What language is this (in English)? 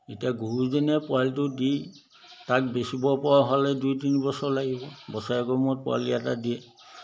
Assamese